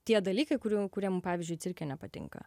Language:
Lithuanian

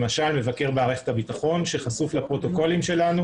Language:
Hebrew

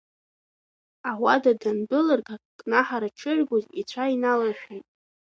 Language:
Abkhazian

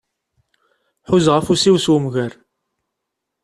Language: Kabyle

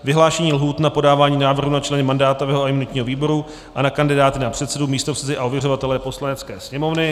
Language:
Czech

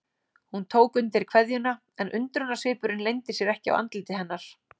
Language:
Icelandic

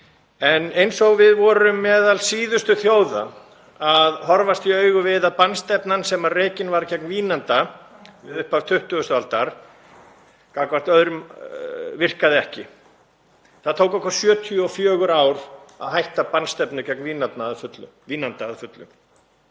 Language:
Icelandic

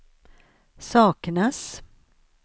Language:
Swedish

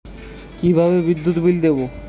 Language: Bangla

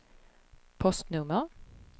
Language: Swedish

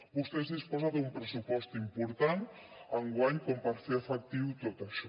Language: Catalan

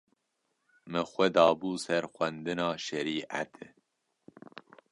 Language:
Kurdish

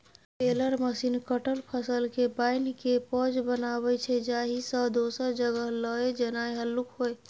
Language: Maithili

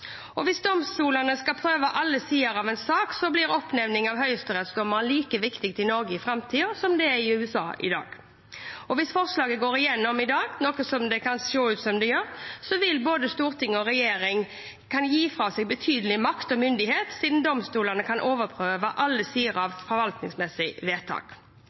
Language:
Norwegian Bokmål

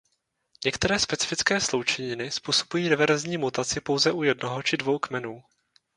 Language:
Czech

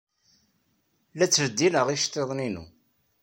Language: Kabyle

